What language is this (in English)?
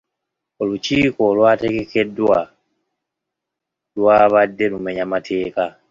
Ganda